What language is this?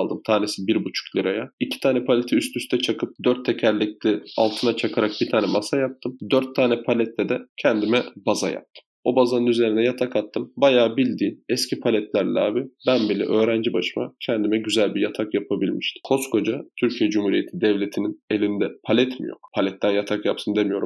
Turkish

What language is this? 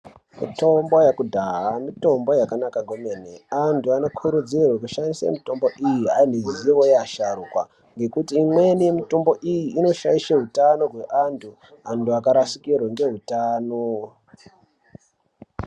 Ndau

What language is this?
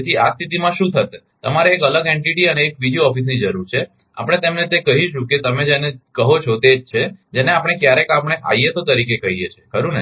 Gujarati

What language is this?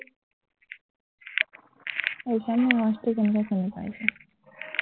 Assamese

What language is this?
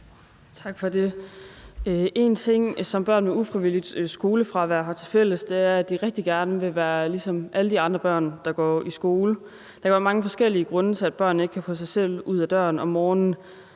Danish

